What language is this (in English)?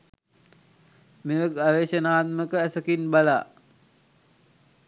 Sinhala